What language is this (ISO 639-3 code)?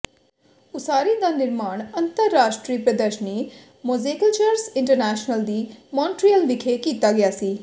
pan